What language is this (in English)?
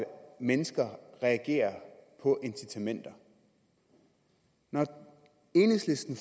Danish